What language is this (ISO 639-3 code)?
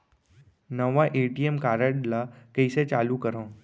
hne